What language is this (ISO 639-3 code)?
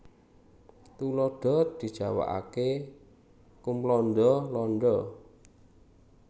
jav